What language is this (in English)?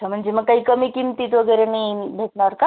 Marathi